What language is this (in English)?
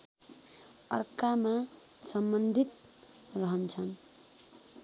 Nepali